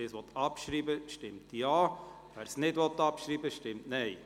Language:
Swiss German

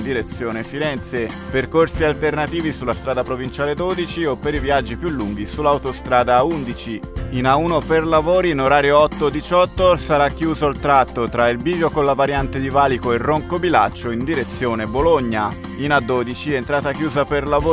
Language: Italian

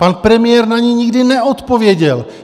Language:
Czech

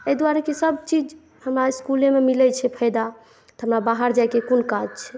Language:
Maithili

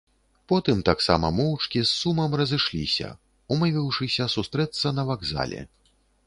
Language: Belarusian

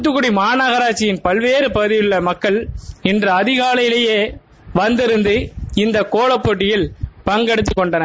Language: Tamil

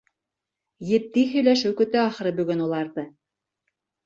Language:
Bashkir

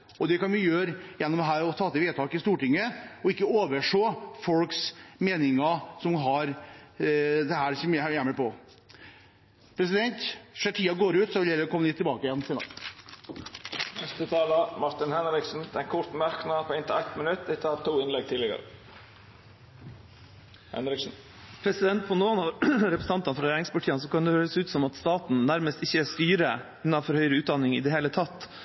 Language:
Norwegian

